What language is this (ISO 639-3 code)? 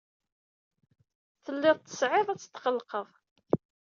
kab